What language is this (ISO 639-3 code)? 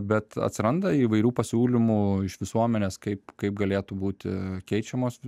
lit